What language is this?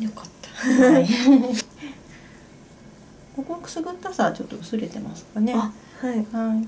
Japanese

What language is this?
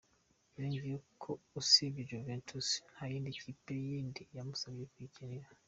Kinyarwanda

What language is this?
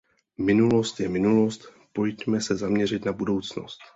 Czech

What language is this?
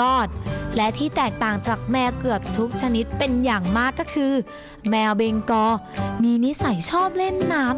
Thai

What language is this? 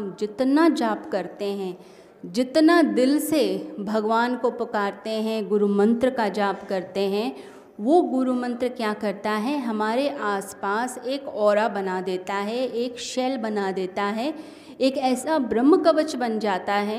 Hindi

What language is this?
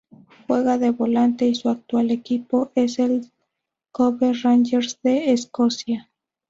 Spanish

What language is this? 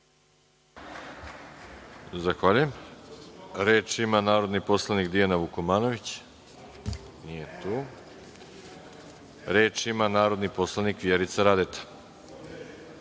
Serbian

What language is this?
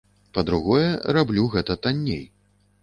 Belarusian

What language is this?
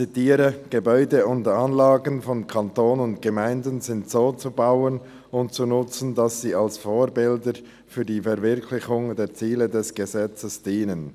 Swiss German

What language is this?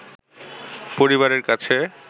Bangla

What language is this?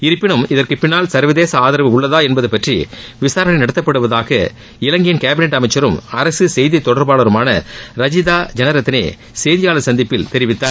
Tamil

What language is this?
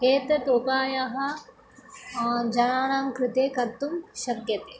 Sanskrit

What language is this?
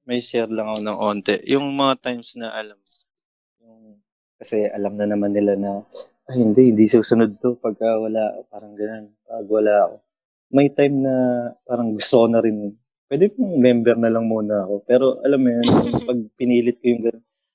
Filipino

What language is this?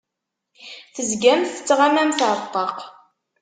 Kabyle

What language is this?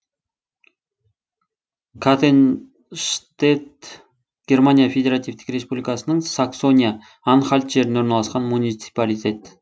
Kazakh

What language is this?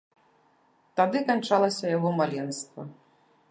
Belarusian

